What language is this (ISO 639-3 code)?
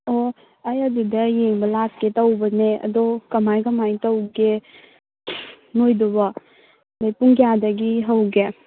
mni